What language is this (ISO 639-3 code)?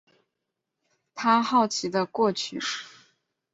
zho